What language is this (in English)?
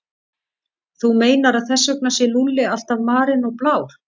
Icelandic